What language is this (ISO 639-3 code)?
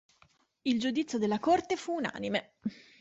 ita